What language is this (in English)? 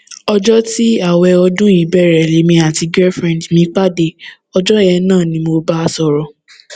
Yoruba